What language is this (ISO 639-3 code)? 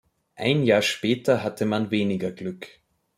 deu